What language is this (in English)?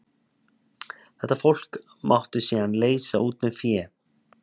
Icelandic